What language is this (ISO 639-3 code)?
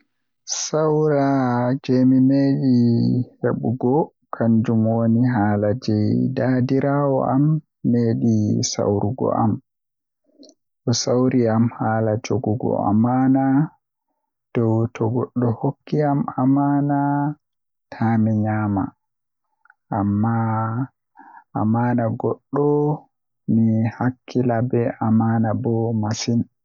fuh